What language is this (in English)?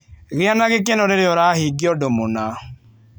Kikuyu